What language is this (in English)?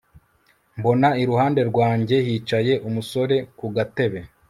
Kinyarwanda